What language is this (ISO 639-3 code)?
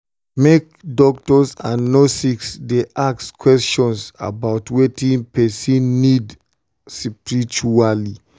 pcm